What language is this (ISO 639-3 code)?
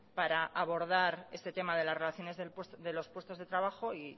spa